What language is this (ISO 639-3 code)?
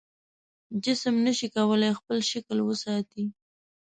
pus